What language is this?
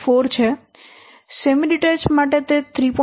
Gujarati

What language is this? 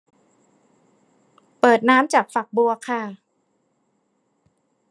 Thai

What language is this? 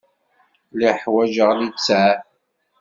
Kabyle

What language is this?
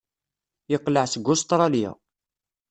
Kabyle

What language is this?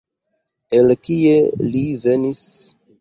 Esperanto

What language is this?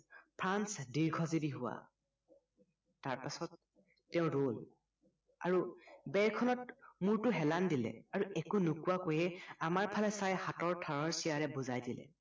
Assamese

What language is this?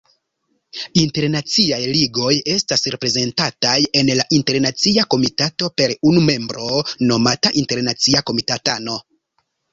Esperanto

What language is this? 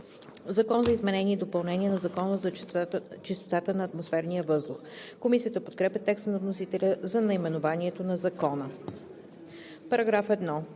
Bulgarian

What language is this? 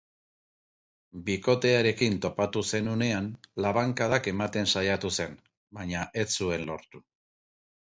Basque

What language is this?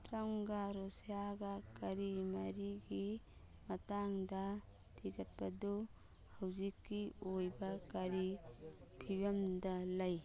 Manipuri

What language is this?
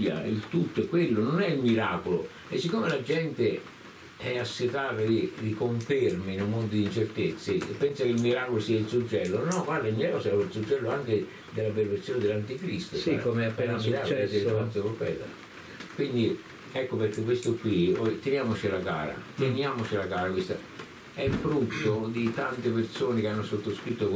Italian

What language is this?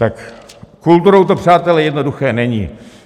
Czech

